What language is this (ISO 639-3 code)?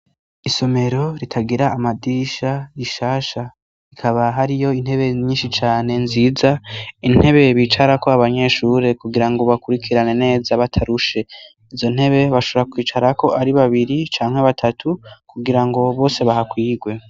run